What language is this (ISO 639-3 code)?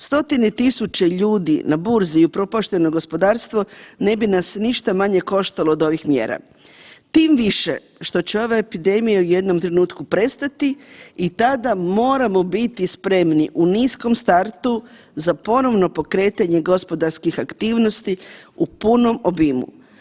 hrv